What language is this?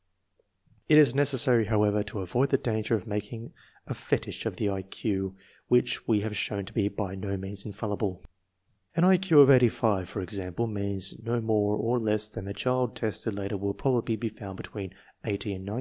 English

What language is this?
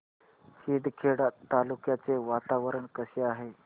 Marathi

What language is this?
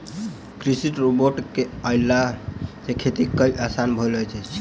Maithili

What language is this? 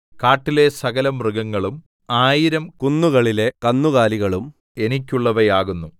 Malayalam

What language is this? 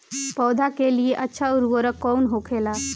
Bhojpuri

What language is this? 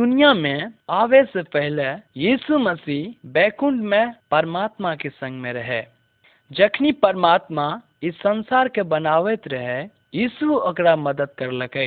Hindi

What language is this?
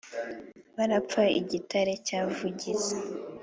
Kinyarwanda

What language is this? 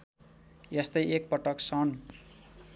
Nepali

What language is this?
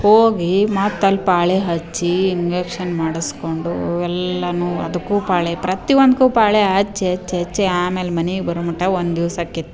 Kannada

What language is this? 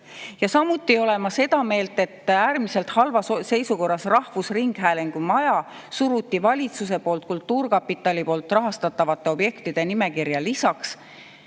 Estonian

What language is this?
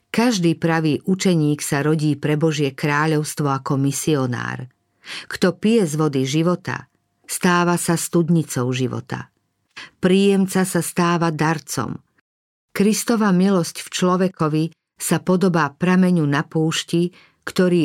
Slovak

